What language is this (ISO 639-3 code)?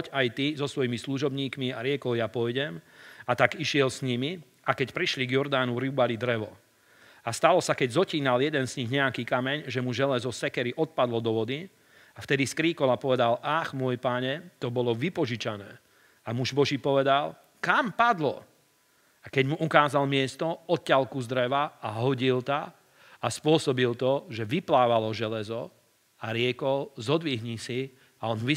slk